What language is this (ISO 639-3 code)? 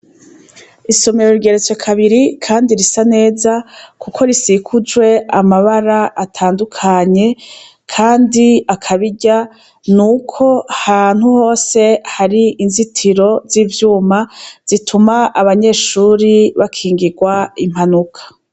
run